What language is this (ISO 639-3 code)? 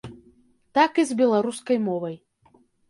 bel